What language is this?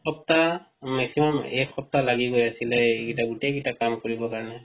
Assamese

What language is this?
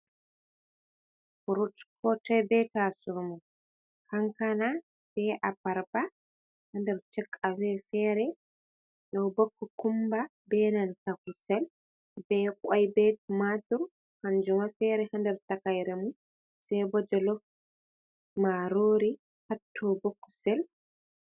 Fula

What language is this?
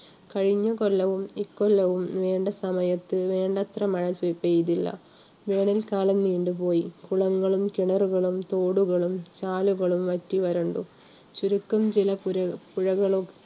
Malayalam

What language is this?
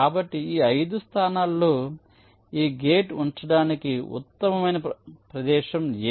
Telugu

